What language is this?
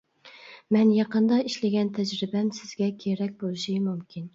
Uyghur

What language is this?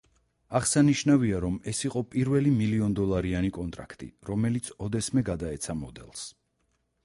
Georgian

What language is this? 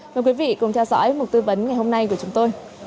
Vietnamese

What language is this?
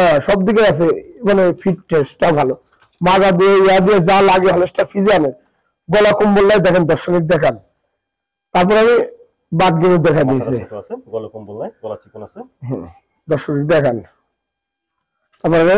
Turkish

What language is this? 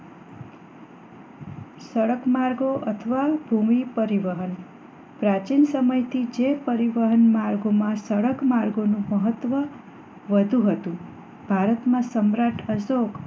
Gujarati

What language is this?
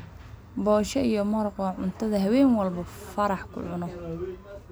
Somali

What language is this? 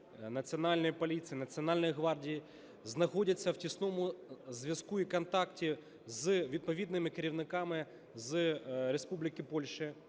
Ukrainian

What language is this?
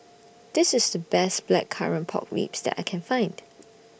English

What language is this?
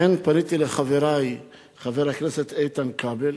Hebrew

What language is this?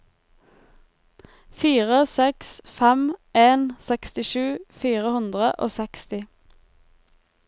Norwegian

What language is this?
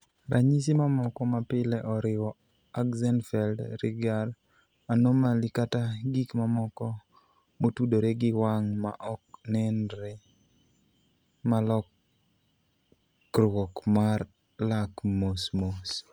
Luo (Kenya and Tanzania)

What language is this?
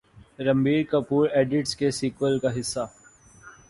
Urdu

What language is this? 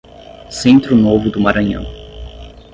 Portuguese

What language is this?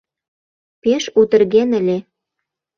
Mari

